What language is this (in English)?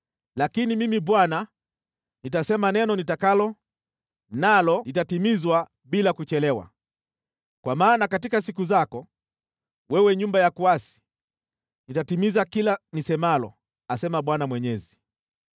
Swahili